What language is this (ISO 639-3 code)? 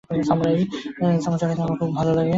ben